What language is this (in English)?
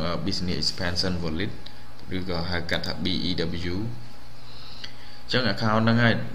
Vietnamese